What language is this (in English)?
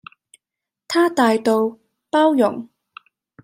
Cantonese